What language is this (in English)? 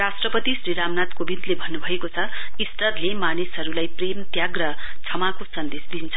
Nepali